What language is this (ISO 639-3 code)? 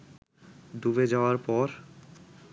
ben